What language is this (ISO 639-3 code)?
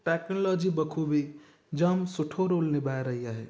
snd